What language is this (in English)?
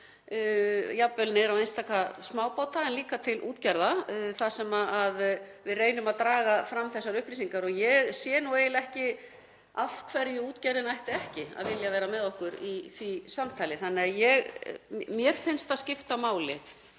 Icelandic